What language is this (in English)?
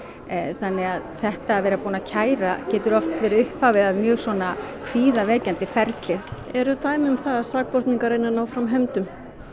Icelandic